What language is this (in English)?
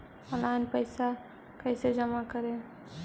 Magahi